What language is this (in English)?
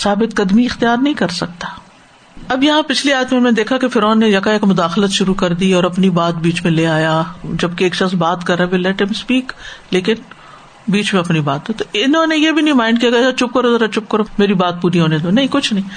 Urdu